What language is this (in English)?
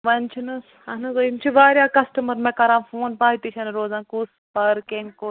Kashmiri